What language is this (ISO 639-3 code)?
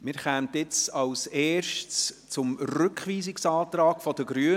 gsw